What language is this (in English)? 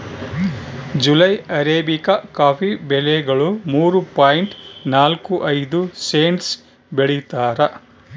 Kannada